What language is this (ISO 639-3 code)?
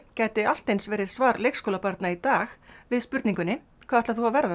isl